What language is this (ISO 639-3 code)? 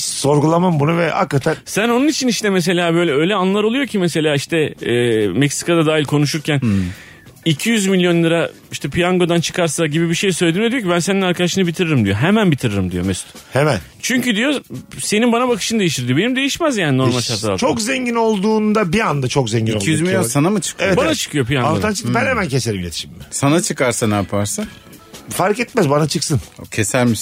tur